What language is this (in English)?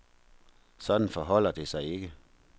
Danish